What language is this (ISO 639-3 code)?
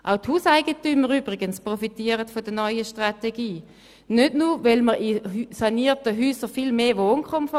gsw